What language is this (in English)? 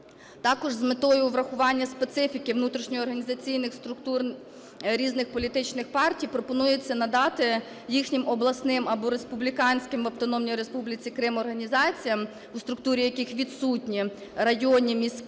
Ukrainian